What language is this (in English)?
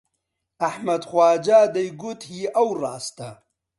Central Kurdish